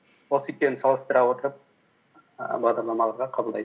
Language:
Kazakh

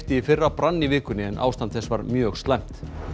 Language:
Icelandic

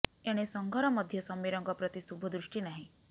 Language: Odia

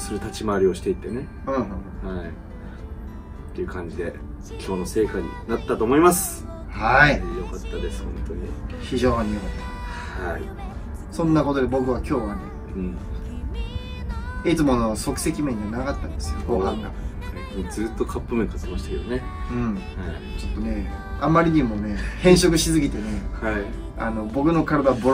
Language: Japanese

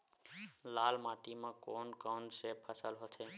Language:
Chhattisgarhi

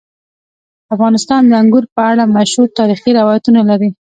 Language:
Pashto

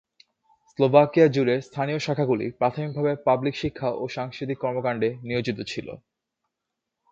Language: Bangla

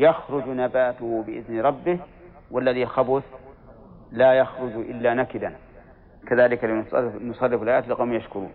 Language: Arabic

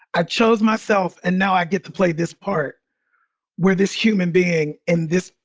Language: English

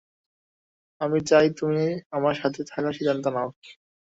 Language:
Bangla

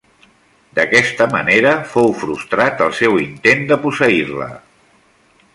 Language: Catalan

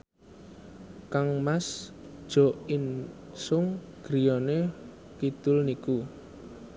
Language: Javanese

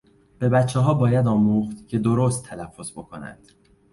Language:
Persian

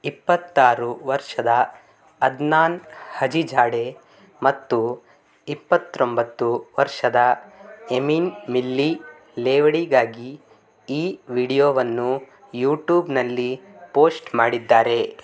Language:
Kannada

